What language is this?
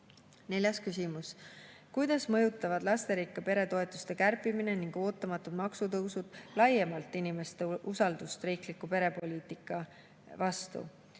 Estonian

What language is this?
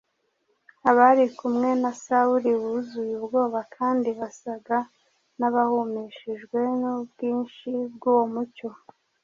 Kinyarwanda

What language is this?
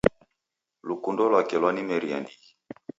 Taita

